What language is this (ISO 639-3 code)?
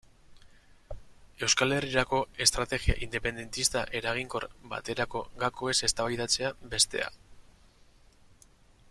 eus